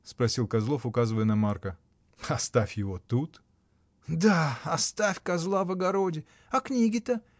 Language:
Russian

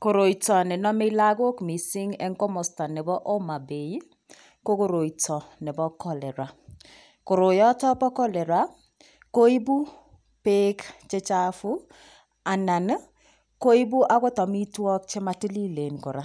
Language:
Kalenjin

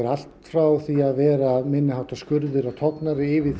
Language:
Icelandic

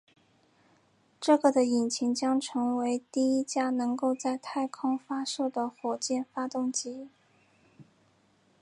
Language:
Chinese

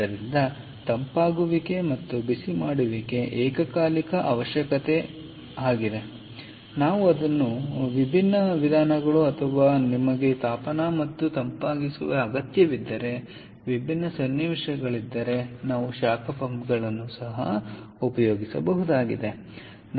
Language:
Kannada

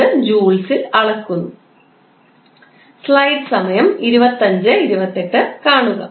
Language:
Malayalam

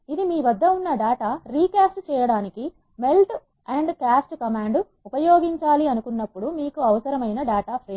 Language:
Telugu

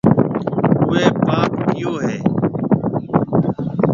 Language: Marwari (Pakistan)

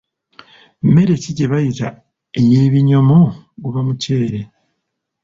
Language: Ganda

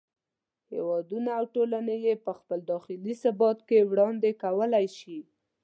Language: Pashto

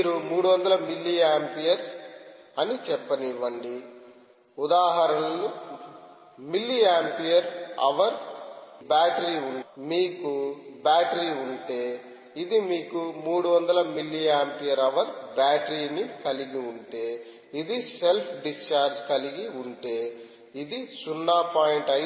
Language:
Telugu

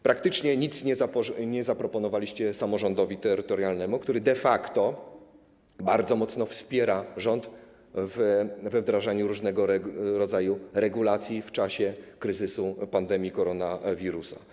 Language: Polish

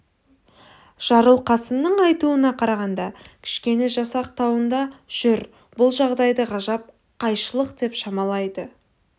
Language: Kazakh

